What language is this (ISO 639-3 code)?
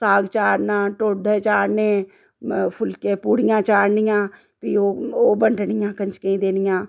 doi